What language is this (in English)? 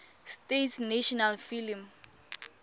Tswana